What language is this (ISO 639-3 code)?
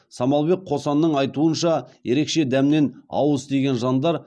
kaz